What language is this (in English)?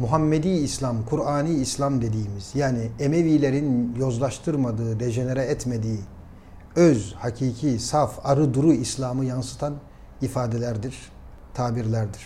Turkish